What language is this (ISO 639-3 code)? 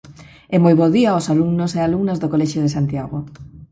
glg